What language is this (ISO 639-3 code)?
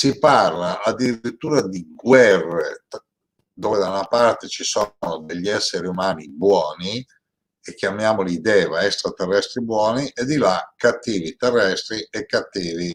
ita